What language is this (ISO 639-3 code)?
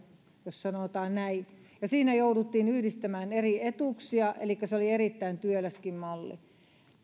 fin